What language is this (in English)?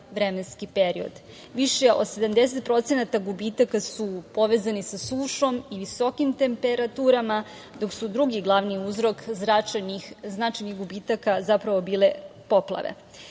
Serbian